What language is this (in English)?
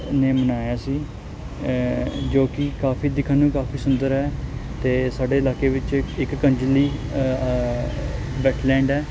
Punjabi